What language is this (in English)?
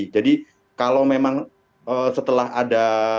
Indonesian